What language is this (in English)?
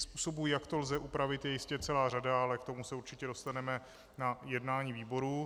Czech